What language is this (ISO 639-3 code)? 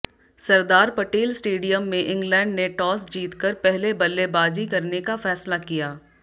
hin